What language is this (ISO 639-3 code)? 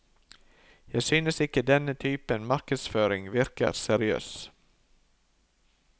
nor